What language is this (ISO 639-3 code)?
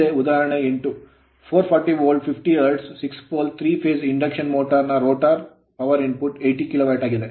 kan